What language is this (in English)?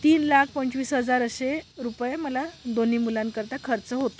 Marathi